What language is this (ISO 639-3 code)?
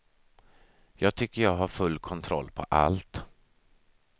swe